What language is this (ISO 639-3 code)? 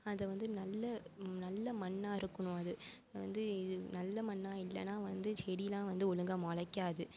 tam